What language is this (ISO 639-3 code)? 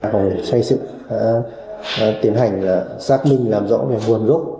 vie